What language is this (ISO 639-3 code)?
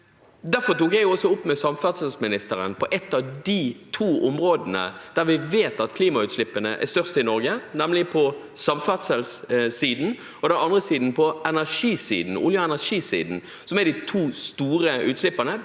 nor